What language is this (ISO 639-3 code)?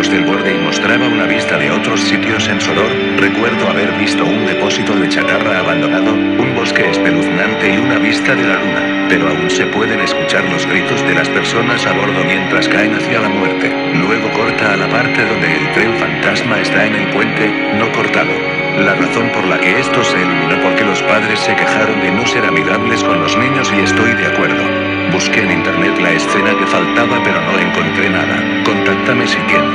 spa